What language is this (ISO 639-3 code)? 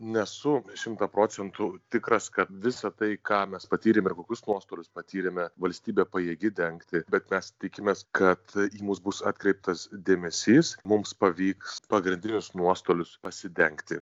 lit